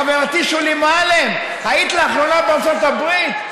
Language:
Hebrew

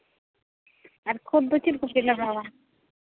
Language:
Santali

